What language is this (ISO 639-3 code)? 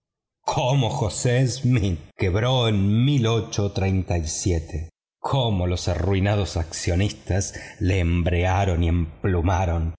spa